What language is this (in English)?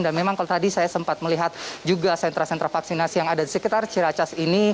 Indonesian